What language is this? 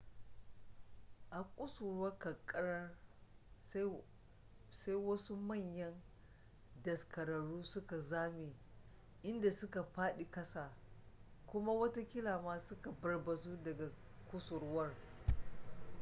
Hausa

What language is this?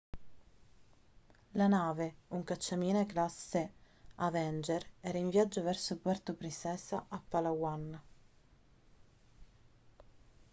Italian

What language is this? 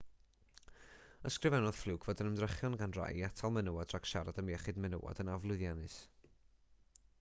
Welsh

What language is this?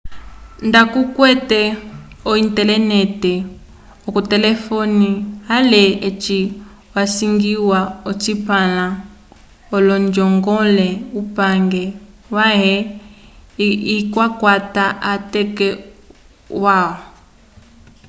Umbundu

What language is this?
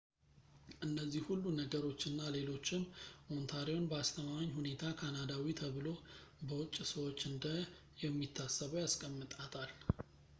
Amharic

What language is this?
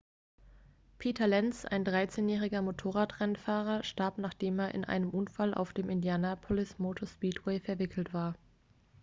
German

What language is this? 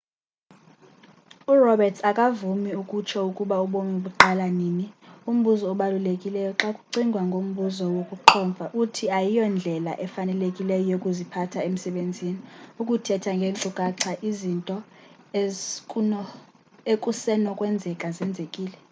Xhosa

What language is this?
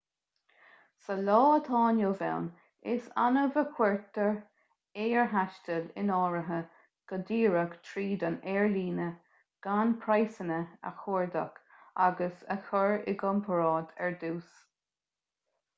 Irish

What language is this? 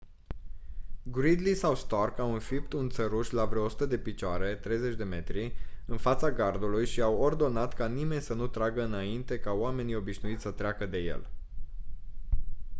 Romanian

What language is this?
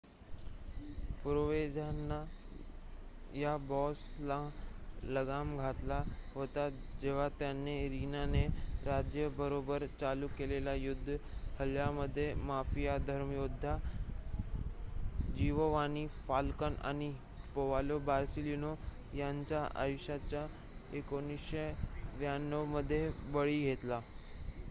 Marathi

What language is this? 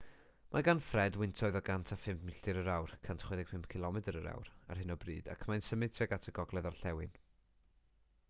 Welsh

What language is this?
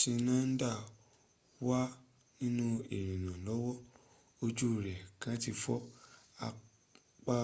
Yoruba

